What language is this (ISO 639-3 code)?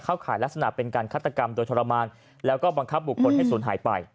tha